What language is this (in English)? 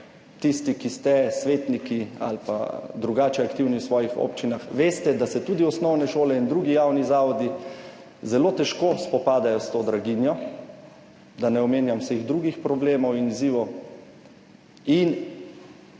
Slovenian